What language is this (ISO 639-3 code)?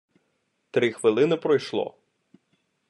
ukr